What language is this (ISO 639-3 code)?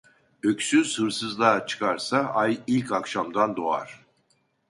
tur